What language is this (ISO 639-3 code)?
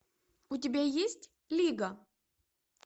rus